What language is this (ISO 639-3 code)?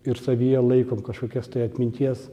lit